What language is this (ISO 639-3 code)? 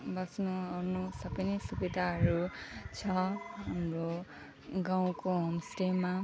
nep